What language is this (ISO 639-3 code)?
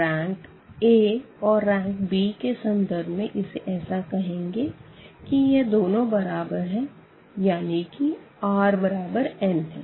hin